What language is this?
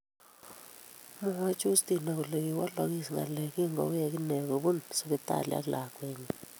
Kalenjin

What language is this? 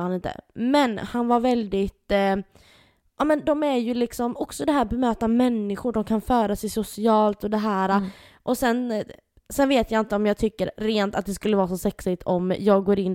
Swedish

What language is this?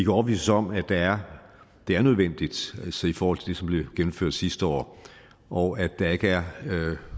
Danish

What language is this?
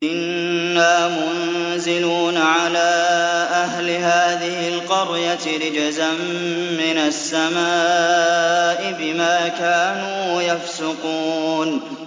Arabic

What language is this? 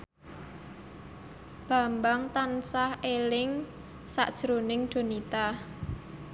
Javanese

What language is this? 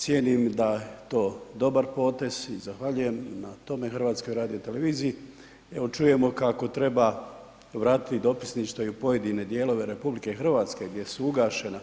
Croatian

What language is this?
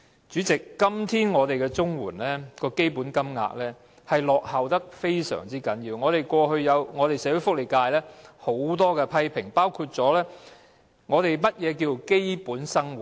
Cantonese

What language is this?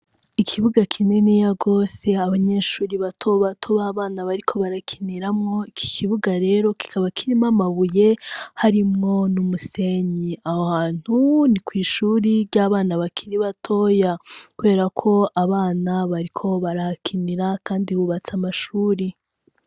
Rundi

